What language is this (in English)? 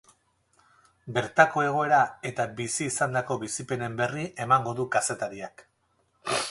Basque